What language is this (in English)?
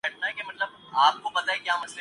Urdu